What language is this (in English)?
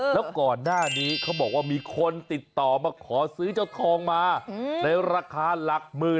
Thai